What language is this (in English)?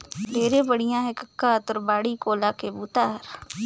Chhattisgarhi